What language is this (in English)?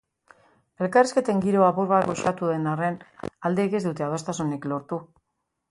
Basque